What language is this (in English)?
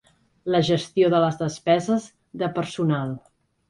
Catalan